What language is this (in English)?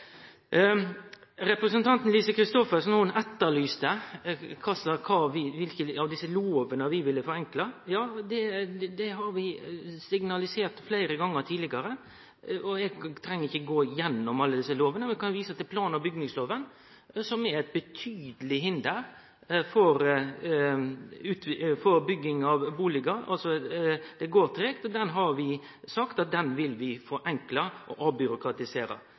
Norwegian Nynorsk